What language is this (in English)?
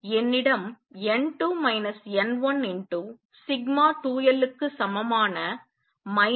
Tamil